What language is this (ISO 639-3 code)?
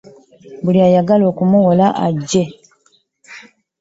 lug